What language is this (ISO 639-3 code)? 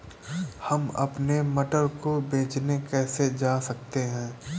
hin